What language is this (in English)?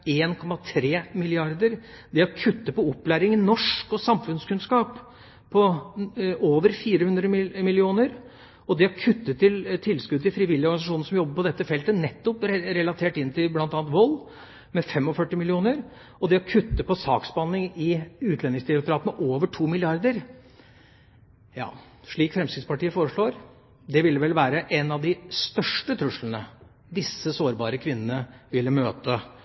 Norwegian Bokmål